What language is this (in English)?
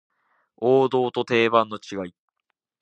Japanese